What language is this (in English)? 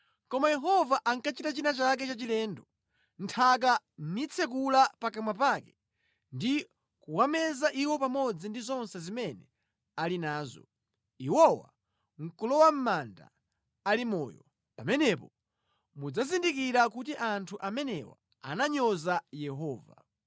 Nyanja